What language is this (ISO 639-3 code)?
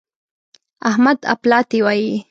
pus